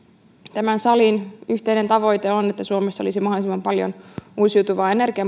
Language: Finnish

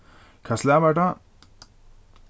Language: Faroese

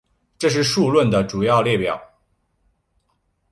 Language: Chinese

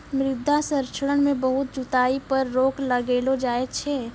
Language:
Maithili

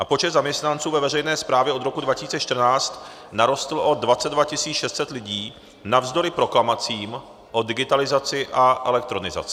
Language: Czech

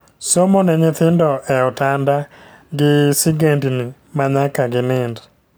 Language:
Luo (Kenya and Tanzania)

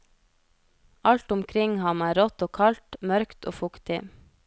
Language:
Norwegian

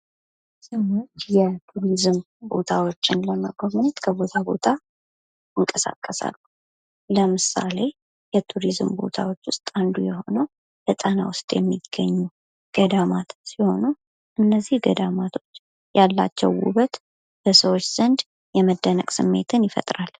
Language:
Amharic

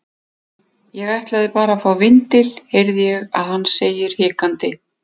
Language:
Icelandic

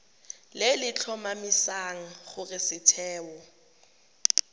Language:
Tswana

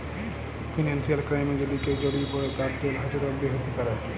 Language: Bangla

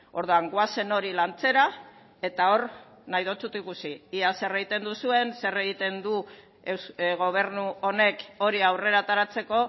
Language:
Basque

